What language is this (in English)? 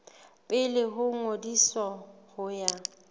Southern Sotho